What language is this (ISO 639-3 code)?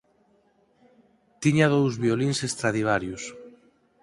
glg